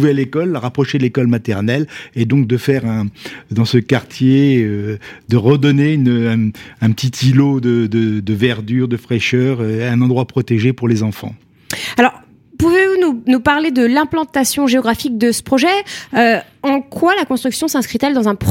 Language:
French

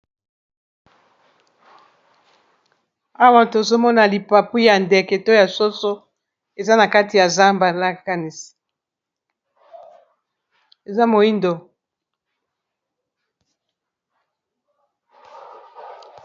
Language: Lingala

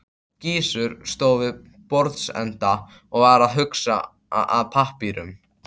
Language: Icelandic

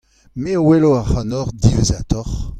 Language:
Breton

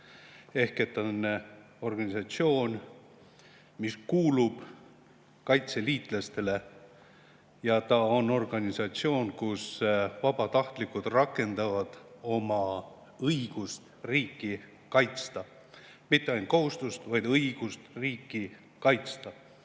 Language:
Estonian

